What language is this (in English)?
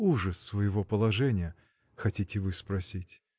Russian